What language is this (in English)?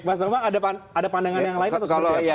Indonesian